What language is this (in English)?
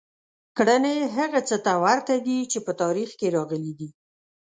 Pashto